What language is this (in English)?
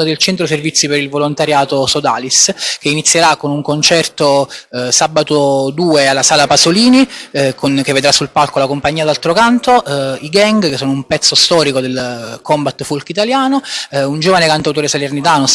Italian